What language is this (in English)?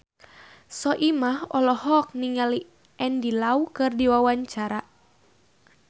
Sundanese